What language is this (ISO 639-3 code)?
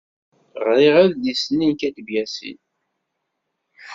kab